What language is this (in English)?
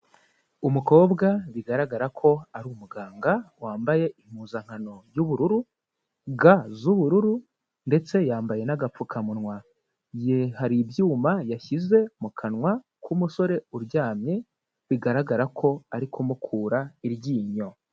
Kinyarwanda